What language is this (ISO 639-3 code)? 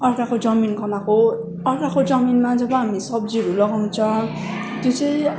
nep